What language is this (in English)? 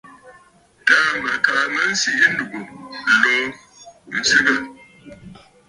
Bafut